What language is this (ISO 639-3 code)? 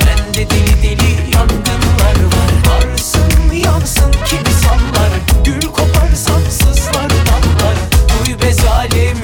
tur